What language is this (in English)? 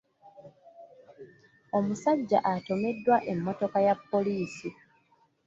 Ganda